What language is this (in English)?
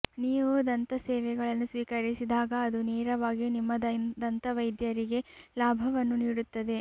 Kannada